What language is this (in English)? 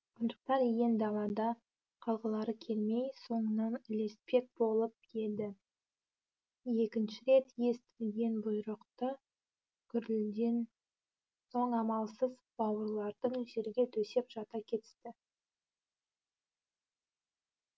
Kazakh